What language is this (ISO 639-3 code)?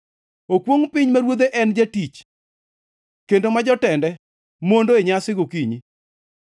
luo